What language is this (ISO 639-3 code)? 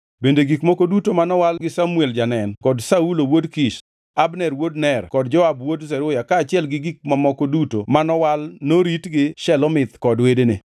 luo